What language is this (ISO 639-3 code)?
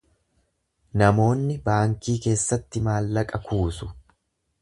orm